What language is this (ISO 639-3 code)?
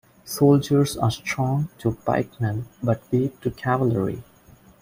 eng